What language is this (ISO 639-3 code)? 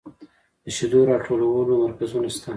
pus